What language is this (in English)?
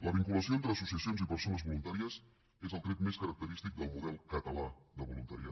Catalan